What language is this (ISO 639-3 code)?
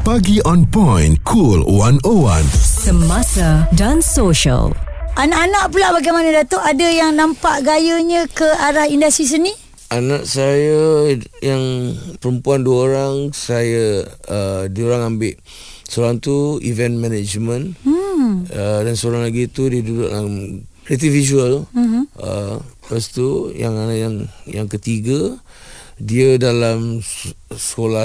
msa